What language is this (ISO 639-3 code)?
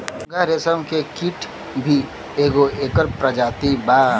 bho